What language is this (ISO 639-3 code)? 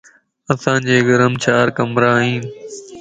lss